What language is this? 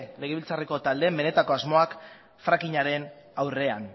Basque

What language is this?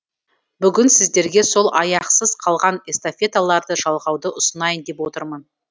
Kazakh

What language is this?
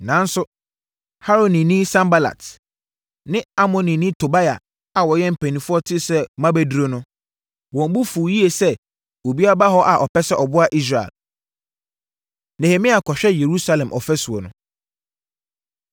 Akan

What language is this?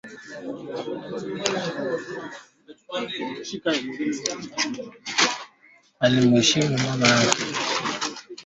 Swahili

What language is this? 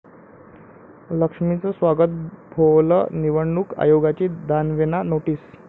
Marathi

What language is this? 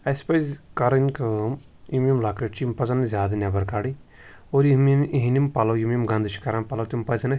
Kashmiri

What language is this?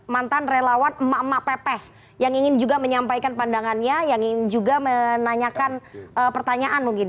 Indonesian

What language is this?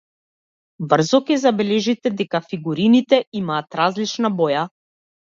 Macedonian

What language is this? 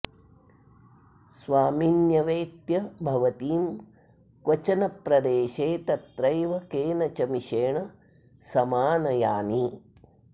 Sanskrit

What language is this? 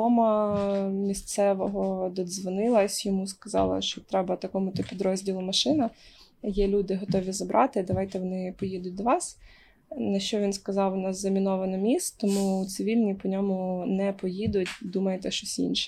Ukrainian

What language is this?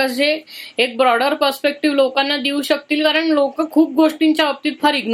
Marathi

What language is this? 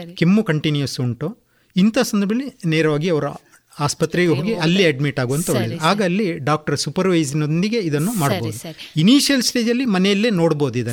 Kannada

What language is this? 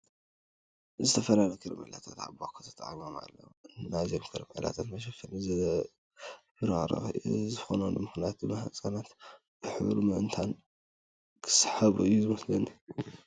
Tigrinya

